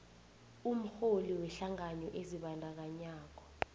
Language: South Ndebele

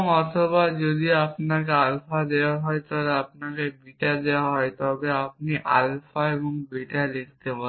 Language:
Bangla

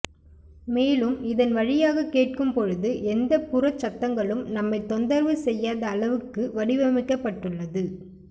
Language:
Tamil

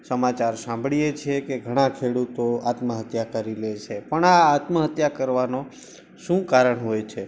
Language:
Gujarati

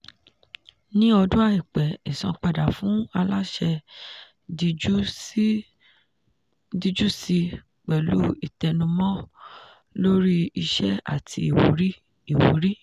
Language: Yoruba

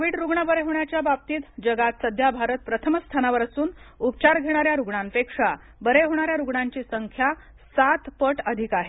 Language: Marathi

